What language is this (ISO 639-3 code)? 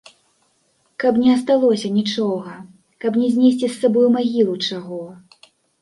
bel